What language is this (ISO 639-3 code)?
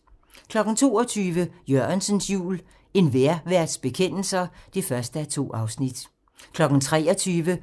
dan